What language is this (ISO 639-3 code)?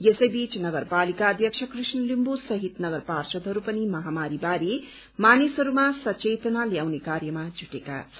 nep